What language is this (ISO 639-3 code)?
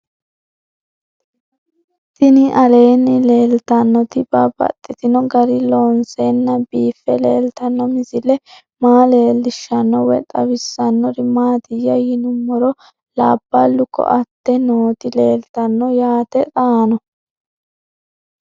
sid